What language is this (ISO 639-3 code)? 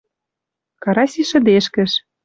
mrj